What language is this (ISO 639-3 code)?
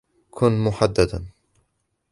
ara